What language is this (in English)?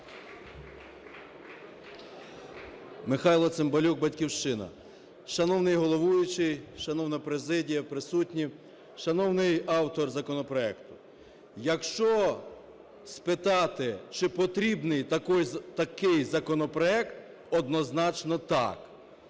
Ukrainian